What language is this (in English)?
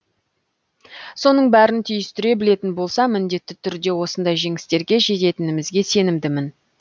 Kazakh